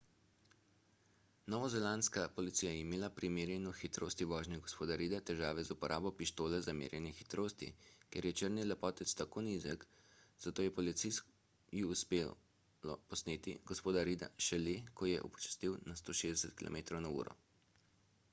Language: Slovenian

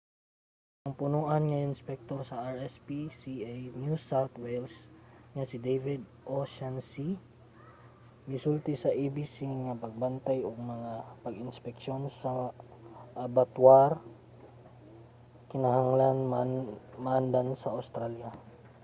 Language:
Cebuano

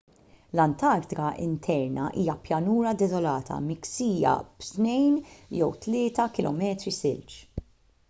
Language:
Maltese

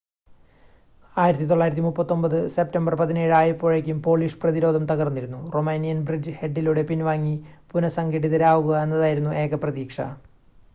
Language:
Malayalam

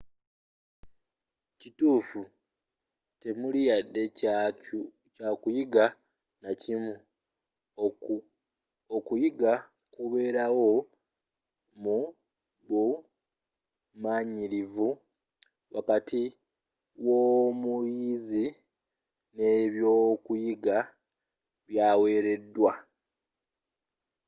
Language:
Ganda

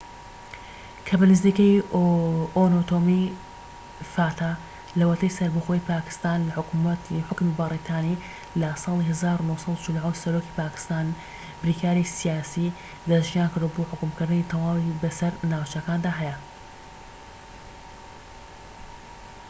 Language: Central Kurdish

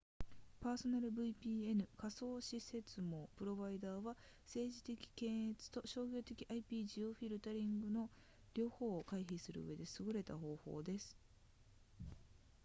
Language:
Japanese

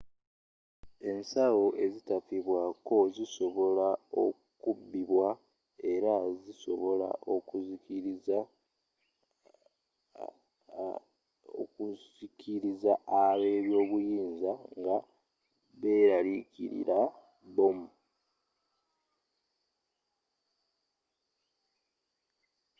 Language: Ganda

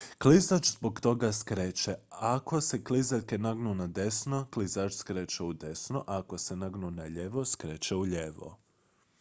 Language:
Croatian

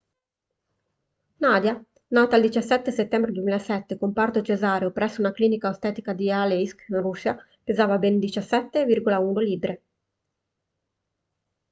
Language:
Italian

